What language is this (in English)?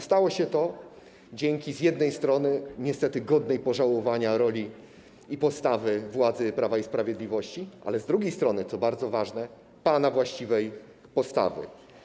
Polish